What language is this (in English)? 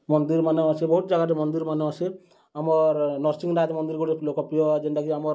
Odia